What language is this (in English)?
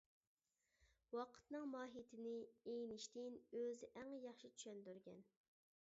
Uyghur